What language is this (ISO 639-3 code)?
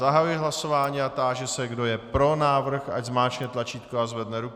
ces